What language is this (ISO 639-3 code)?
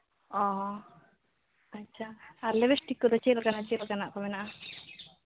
sat